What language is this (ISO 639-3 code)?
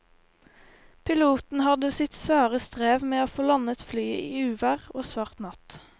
nor